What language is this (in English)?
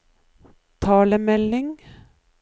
Norwegian